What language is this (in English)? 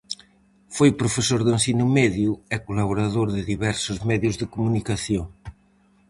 Galician